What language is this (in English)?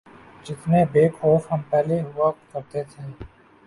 Urdu